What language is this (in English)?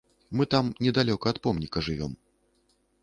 Belarusian